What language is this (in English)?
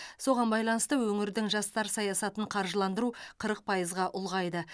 Kazakh